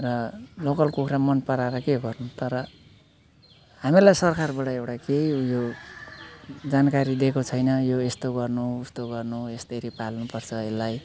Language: Nepali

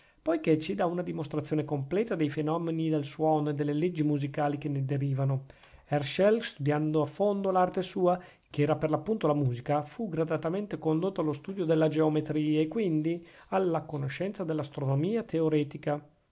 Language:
Italian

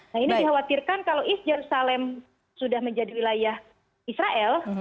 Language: Indonesian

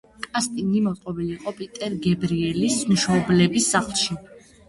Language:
Georgian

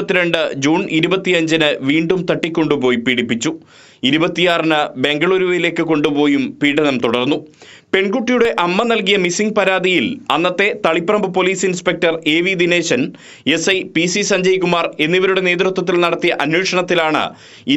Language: Malayalam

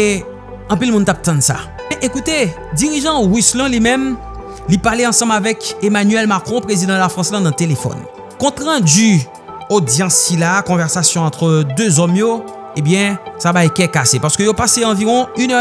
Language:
French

